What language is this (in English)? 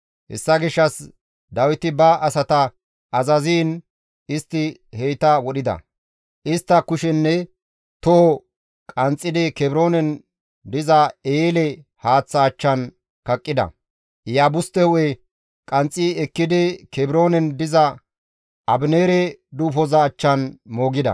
Gamo